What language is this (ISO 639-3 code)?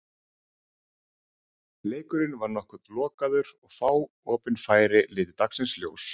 isl